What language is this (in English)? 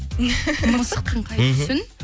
Kazakh